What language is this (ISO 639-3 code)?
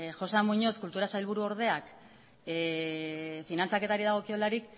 eus